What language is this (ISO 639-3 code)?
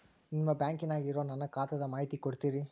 kan